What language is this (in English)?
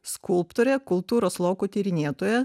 Lithuanian